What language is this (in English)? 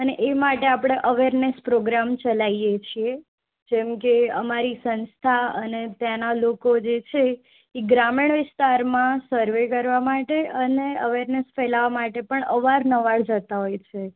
Gujarati